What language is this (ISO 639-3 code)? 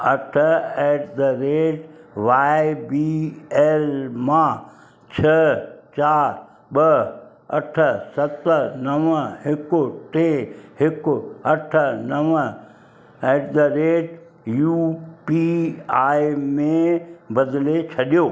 snd